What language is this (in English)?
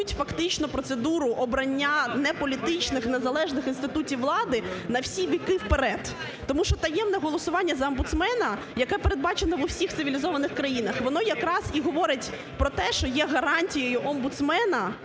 Ukrainian